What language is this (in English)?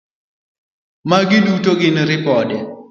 Luo (Kenya and Tanzania)